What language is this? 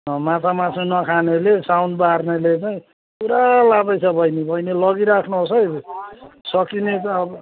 Nepali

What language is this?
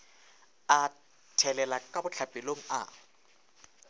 Northern Sotho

